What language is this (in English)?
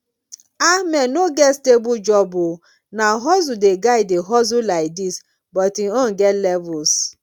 Nigerian Pidgin